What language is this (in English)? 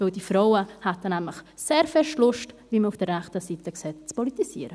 Swiss German